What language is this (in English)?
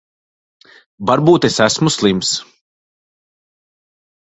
Latvian